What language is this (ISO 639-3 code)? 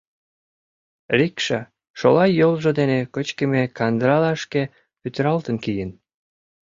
chm